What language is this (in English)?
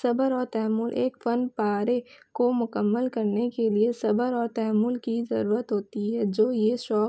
Urdu